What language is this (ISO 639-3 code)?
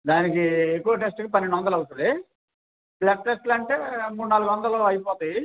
tel